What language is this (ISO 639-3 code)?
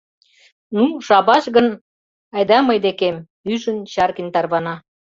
chm